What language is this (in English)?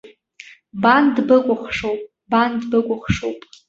Abkhazian